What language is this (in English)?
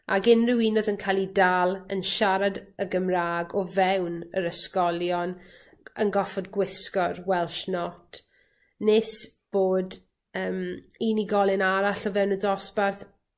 Welsh